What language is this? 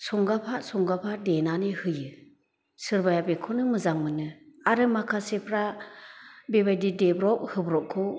Bodo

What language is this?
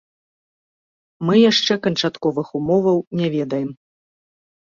Belarusian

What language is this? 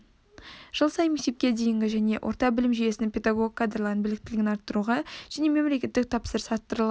Kazakh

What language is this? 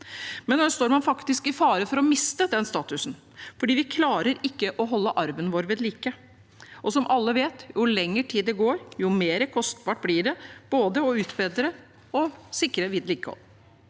Norwegian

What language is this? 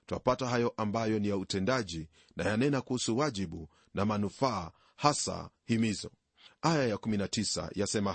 Swahili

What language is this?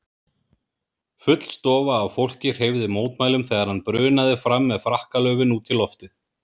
Icelandic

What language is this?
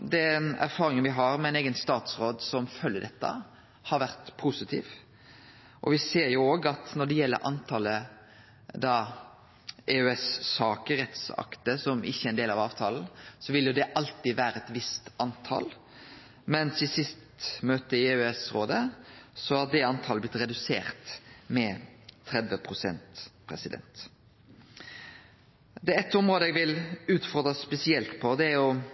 Norwegian Nynorsk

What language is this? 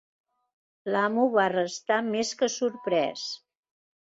Catalan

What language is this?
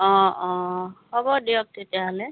Assamese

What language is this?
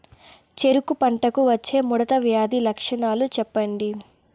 Telugu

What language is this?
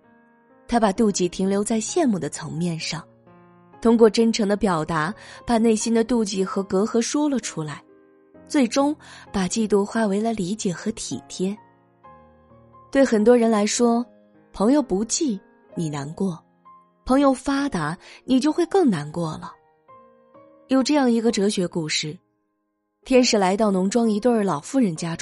Chinese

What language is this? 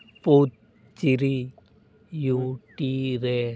Santali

